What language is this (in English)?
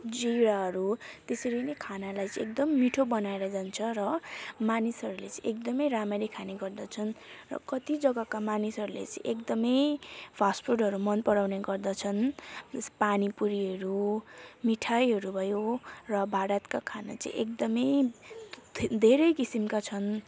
Nepali